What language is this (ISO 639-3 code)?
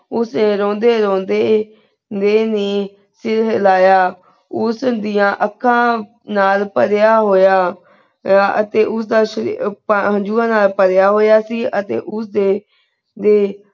pan